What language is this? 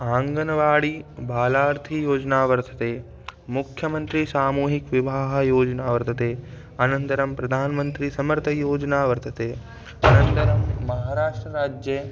Sanskrit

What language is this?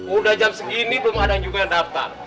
Indonesian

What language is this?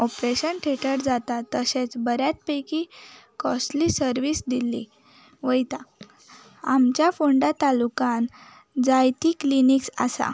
Konkani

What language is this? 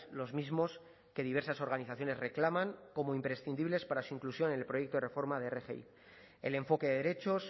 Spanish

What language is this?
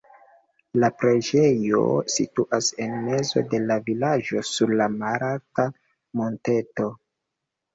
Esperanto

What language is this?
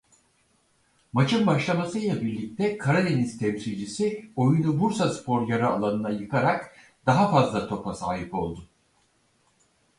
Turkish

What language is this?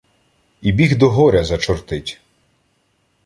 Ukrainian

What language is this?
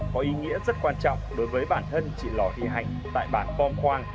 Vietnamese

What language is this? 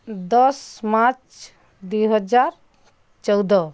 Odia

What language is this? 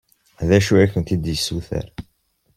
Kabyle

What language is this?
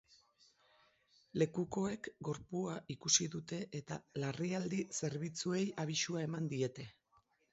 Basque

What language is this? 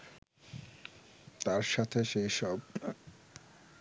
Bangla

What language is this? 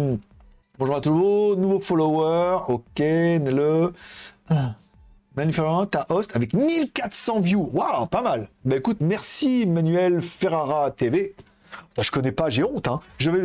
French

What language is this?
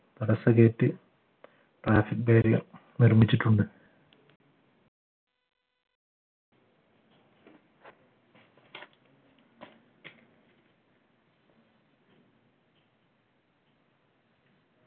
Malayalam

